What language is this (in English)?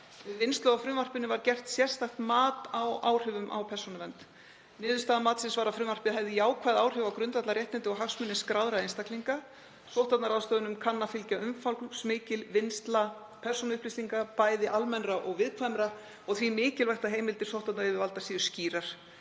Icelandic